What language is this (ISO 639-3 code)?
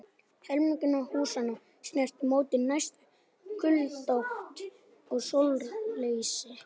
isl